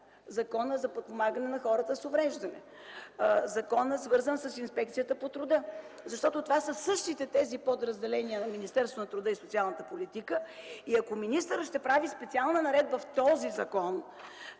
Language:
Bulgarian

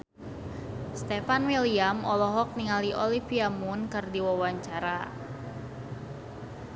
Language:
Sundanese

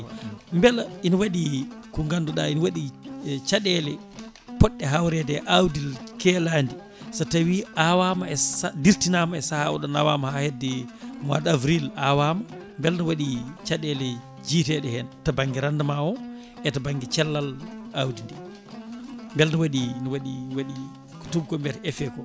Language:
Fula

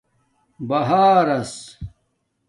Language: Domaaki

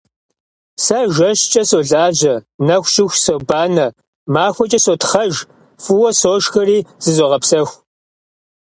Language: Kabardian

